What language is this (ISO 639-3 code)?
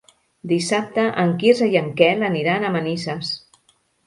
cat